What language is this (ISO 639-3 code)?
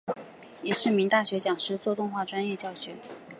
zho